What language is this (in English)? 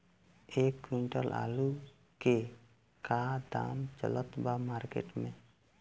Bhojpuri